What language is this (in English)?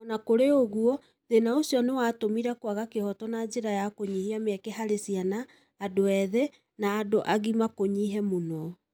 Kikuyu